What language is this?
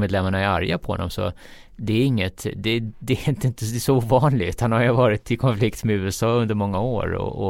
Swedish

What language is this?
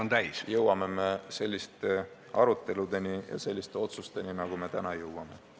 Estonian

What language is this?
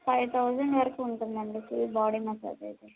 Telugu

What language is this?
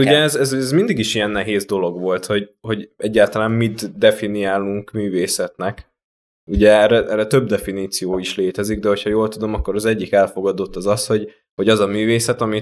Hungarian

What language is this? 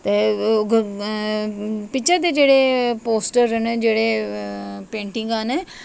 Dogri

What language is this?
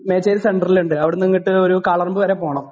Malayalam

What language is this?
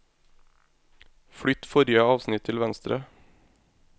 Norwegian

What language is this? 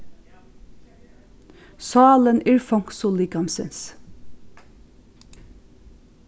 Faroese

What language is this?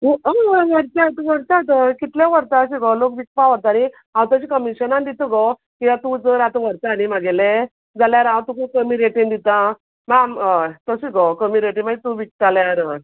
Konkani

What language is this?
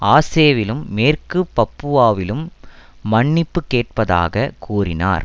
Tamil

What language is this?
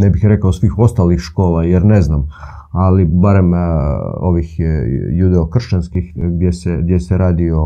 Croatian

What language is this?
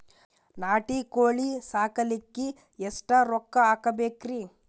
Kannada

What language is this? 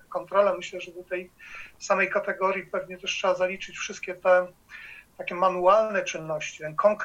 Polish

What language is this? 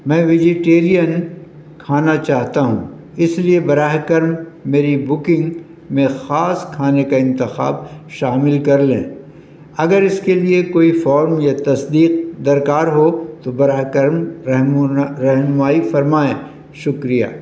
Urdu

